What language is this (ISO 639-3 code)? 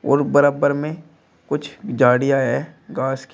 hin